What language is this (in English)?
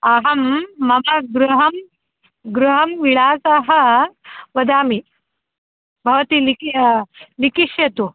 Sanskrit